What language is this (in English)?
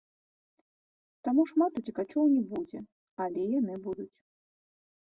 Belarusian